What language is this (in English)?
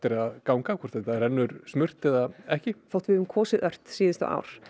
Icelandic